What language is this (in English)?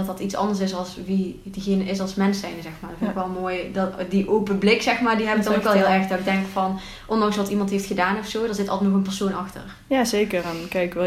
Dutch